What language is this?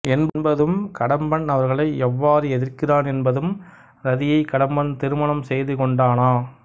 Tamil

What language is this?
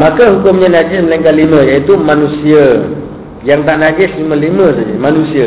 Malay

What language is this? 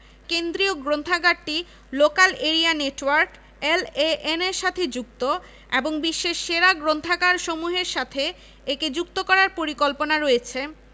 Bangla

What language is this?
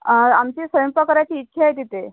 Marathi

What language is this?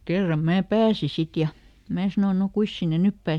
Finnish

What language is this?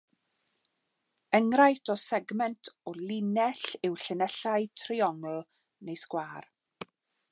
Welsh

